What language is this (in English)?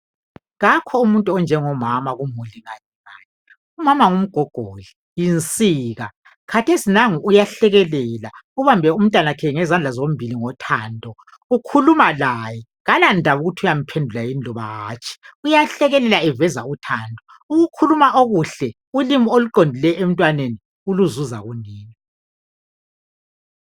North Ndebele